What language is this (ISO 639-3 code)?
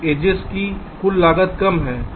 hin